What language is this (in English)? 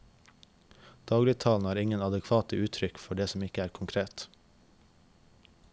Norwegian